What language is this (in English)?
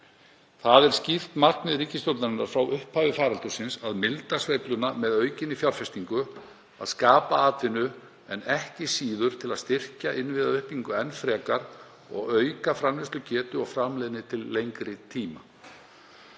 Icelandic